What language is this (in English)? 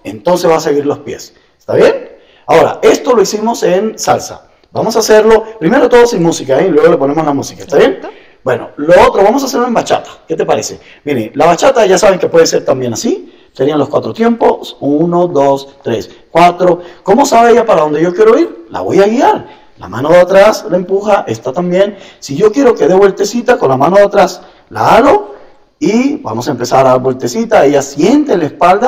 Spanish